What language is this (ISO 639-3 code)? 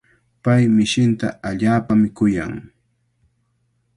qvl